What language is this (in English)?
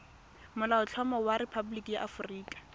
Tswana